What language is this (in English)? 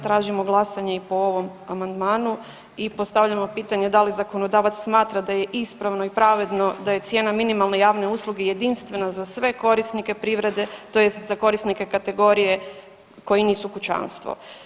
Croatian